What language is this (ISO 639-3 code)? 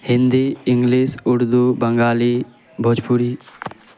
urd